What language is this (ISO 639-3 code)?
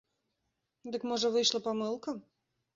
bel